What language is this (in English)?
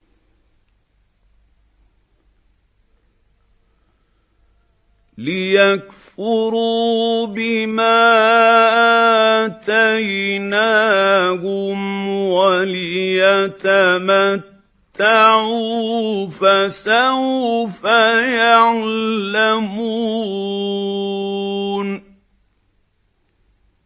Arabic